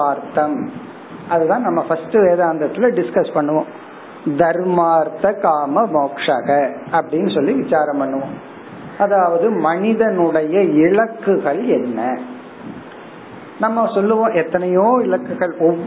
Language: Tamil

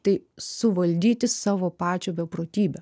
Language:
Lithuanian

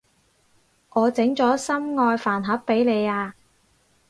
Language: Cantonese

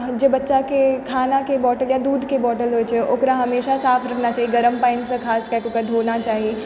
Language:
Maithili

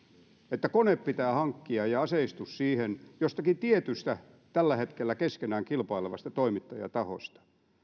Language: Finnish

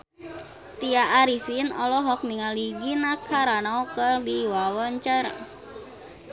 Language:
Sundanese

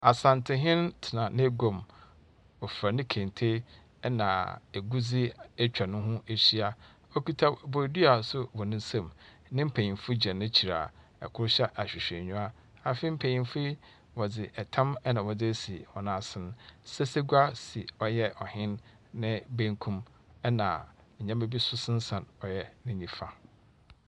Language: Akan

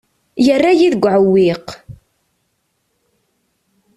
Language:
Kabyle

